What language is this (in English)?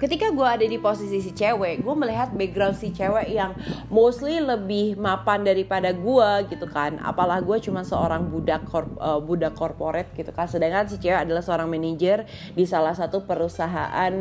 Indonesian